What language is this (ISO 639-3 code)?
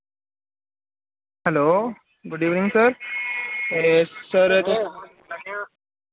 doi